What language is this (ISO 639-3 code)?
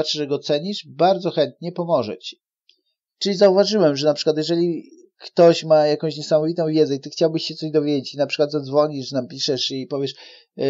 pol